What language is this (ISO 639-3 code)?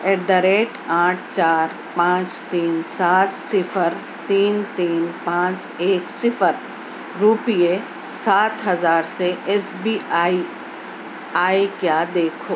urd